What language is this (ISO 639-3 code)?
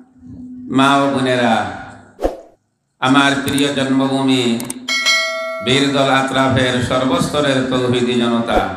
ind